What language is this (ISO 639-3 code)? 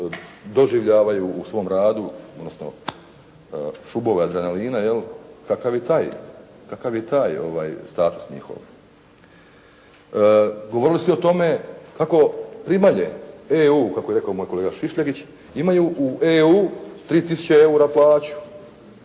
hrv